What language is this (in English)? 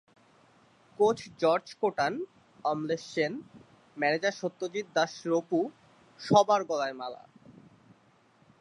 Bangla